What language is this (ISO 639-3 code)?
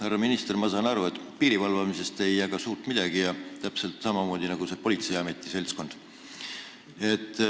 est